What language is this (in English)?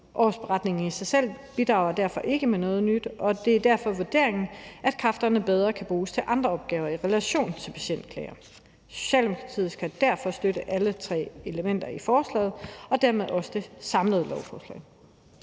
Danish